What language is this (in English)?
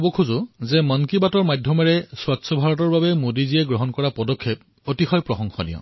Assamese